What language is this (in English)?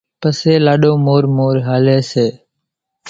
Kachi Koli